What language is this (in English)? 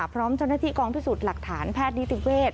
Thai